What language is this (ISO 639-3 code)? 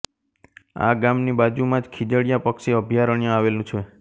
guj